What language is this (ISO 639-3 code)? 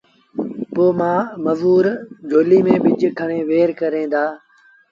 sbn